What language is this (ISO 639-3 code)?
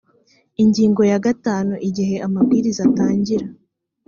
kin